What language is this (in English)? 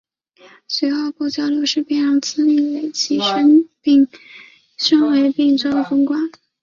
Chinese